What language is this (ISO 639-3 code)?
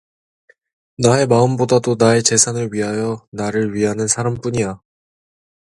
kor